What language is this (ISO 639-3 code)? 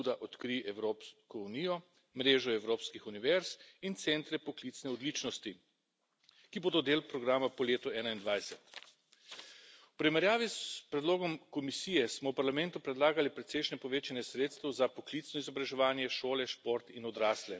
slv